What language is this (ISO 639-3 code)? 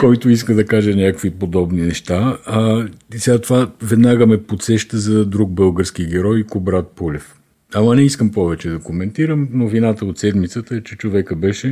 bul